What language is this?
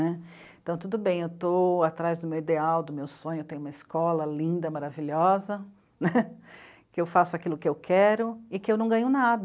Portuguese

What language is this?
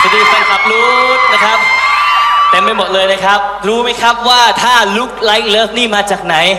Thai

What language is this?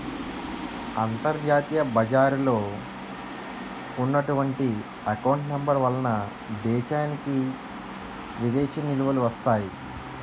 Telugu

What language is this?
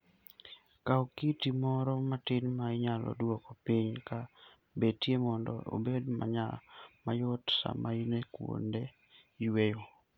Luo (Kenya and Tanzania)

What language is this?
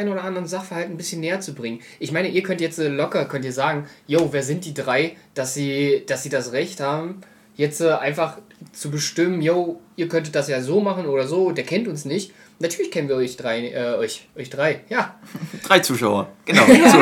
German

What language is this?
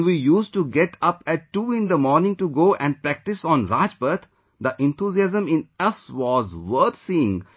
English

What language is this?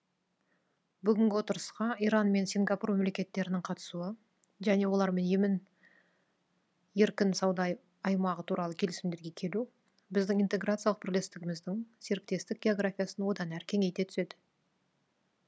Kazakh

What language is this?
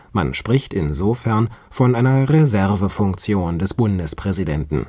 German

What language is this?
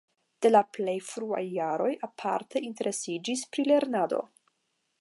Esperanto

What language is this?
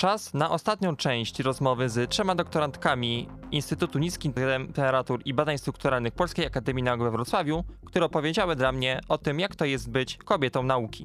Polish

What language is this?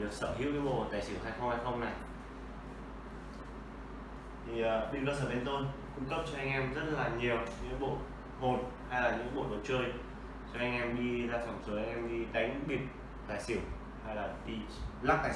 Vietnamese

